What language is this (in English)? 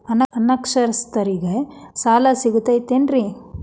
Kannada